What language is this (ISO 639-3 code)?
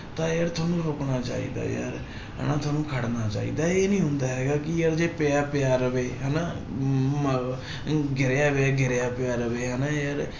pan